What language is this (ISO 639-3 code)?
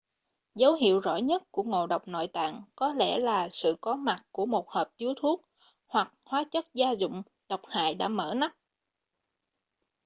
vie